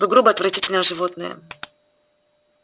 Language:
Russian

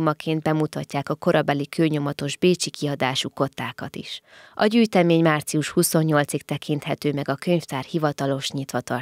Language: Hungarian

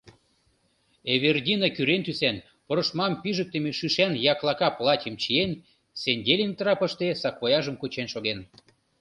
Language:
Mari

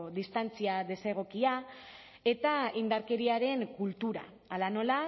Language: Basque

